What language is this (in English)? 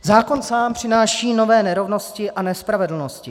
Czech